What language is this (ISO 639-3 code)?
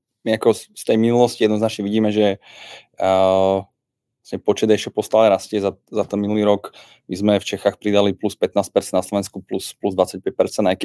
ces